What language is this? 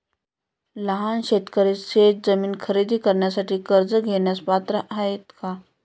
Marathi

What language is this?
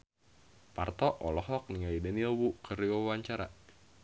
Sundanese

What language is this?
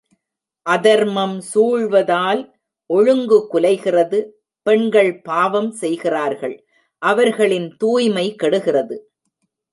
Tamil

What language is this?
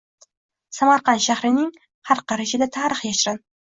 Uzbek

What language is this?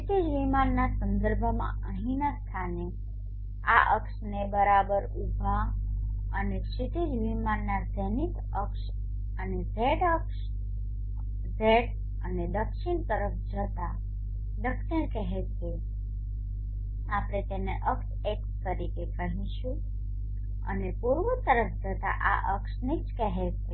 Gujarati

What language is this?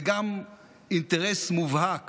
Hebrew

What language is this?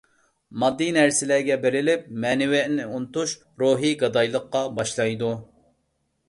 Uyghur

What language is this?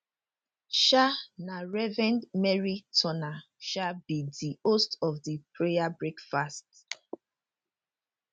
Nigerian Pidgin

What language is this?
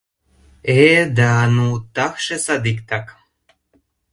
Mari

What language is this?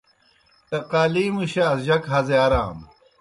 Kohistani Shina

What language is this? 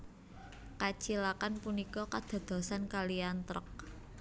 Javanese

